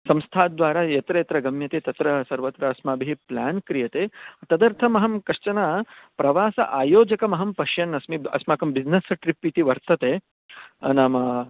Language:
Sanskrit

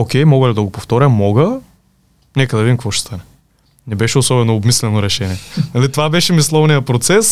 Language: Bulgarian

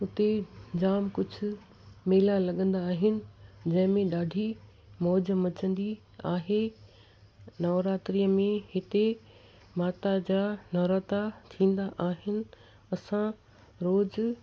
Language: Sindhi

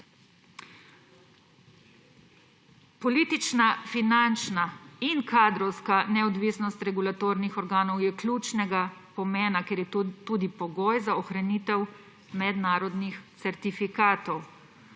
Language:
Slovenian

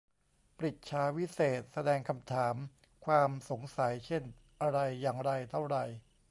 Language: Thai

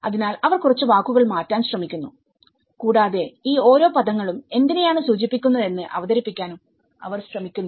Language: Malayalam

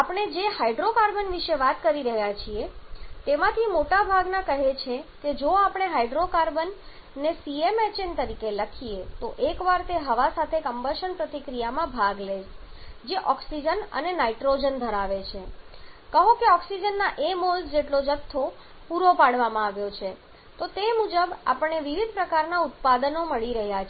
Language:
Gujarati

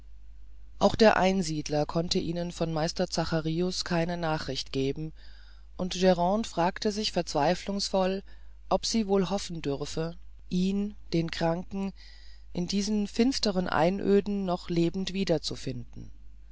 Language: German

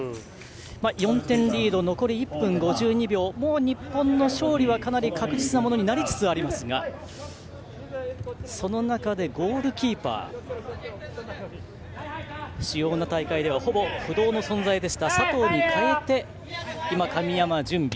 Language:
Japanese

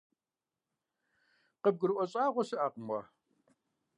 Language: Kabardian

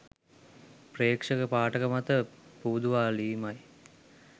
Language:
Sinhala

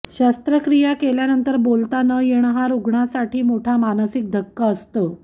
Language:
Marathi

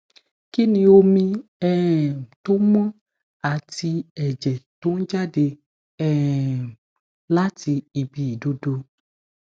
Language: Yoruba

